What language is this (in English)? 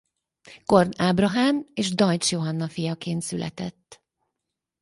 Hungarian